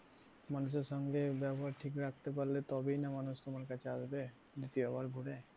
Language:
Bangla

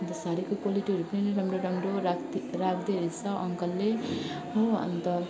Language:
Nepali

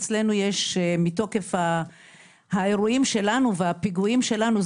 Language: Hebrew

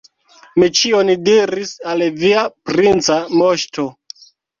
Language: Esperanto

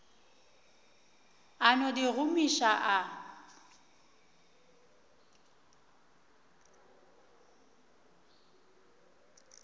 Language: Northern Sotho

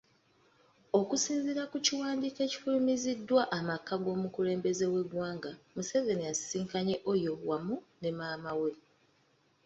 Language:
Ganda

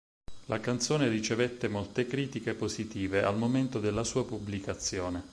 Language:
Italian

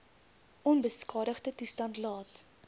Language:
Afrikaans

